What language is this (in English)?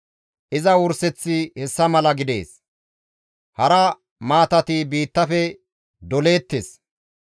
Gamo